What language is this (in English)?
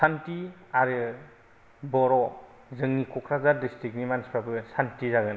Bodo